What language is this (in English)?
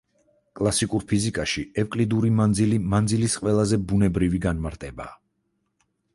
Georgian